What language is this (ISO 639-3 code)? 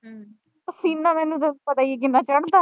pan